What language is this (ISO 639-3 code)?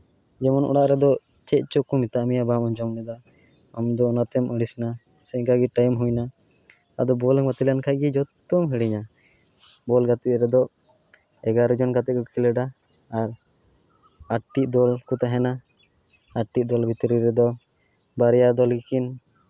sat